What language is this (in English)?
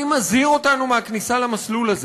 Hebrew